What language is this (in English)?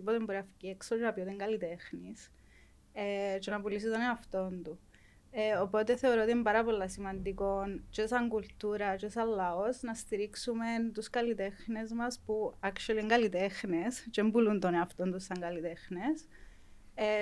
Greek